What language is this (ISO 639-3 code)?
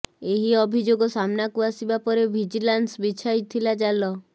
ori